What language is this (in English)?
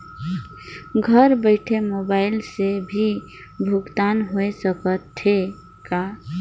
Chhattisgarhi